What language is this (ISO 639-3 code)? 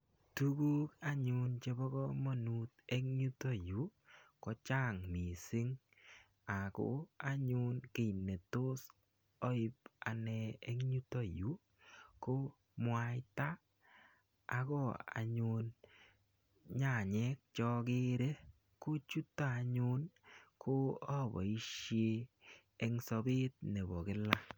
kln